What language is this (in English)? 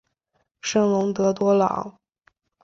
Chinese